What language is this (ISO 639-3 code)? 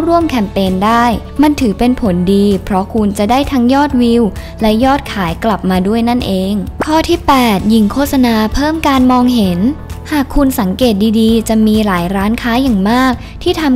tha